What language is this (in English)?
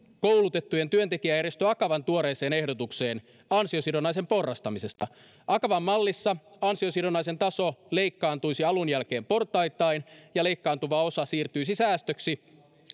Finnish